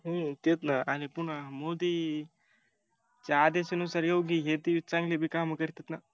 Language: Marathi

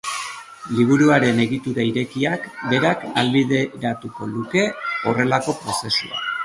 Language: Basque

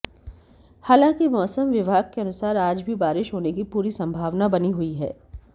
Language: Hindi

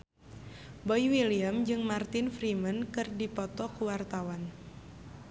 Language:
Sundanese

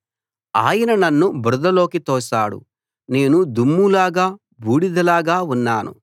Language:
Telugu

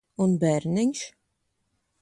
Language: Latvian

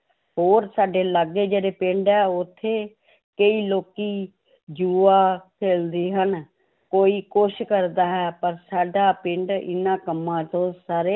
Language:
Punjabi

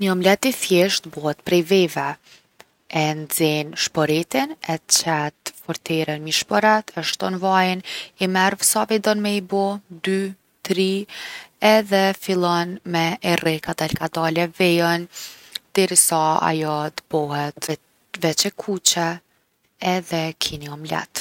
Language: Gheg Albanian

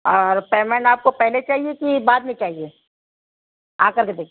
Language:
Urdu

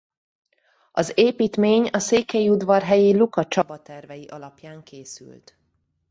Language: Hungarian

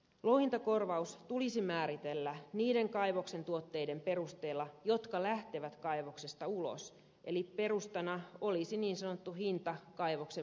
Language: Finnish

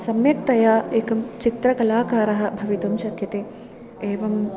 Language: Sanskrit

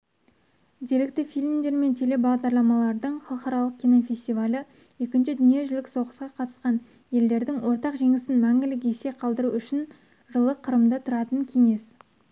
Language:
Kazakh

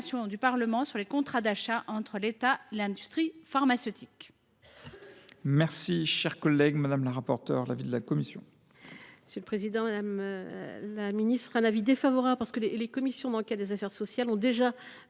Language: French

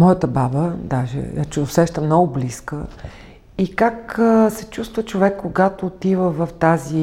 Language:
Bulgarian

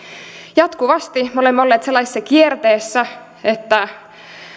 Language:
Finnish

